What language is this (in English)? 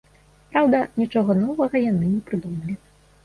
Belarusian